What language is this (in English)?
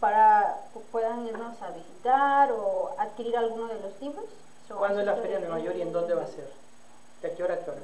Spanish